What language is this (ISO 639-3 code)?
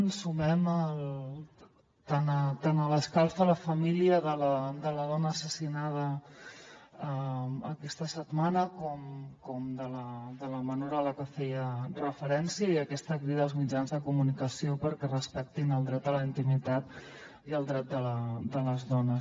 cat